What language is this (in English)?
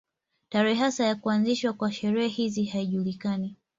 Swahili